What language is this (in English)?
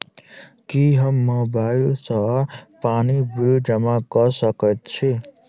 Maithili